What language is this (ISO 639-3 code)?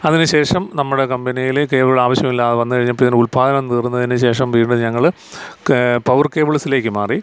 mal